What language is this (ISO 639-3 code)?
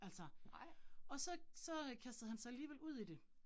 dan